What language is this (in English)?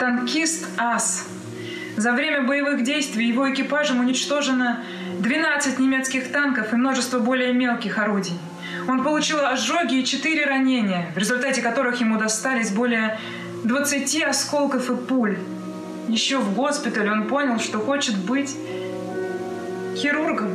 Russian